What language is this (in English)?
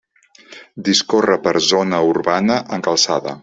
Catalan